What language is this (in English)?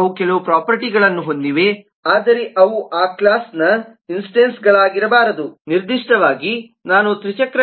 Kannada